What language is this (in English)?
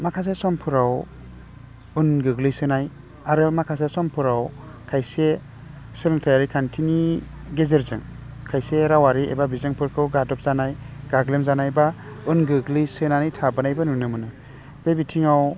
Bodo